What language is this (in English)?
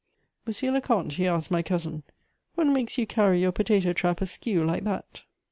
English